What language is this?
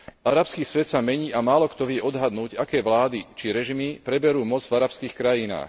Slovak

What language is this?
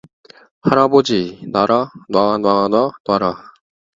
Korean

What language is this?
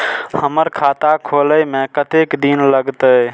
Maithili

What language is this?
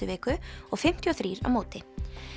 Icelandic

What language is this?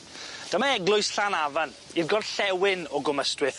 Welsh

